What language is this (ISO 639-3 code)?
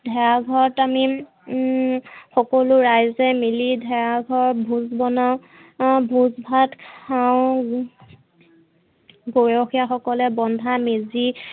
asm